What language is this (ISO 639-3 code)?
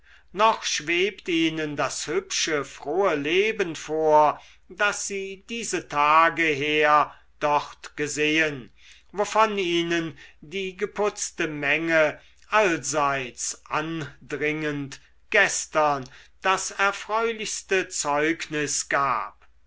deu